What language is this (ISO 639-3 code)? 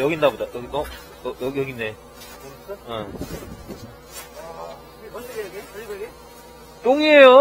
kor